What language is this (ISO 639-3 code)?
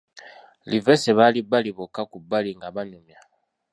lug